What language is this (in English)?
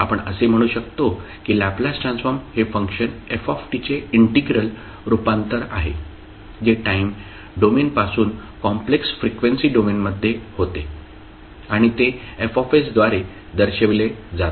Marathi